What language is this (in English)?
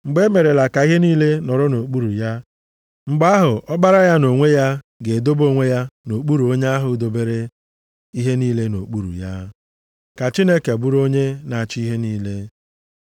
Igbo